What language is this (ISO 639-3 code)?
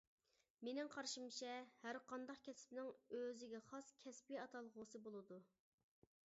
uig